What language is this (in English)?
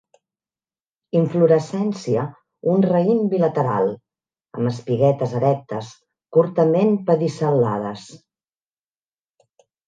Catalan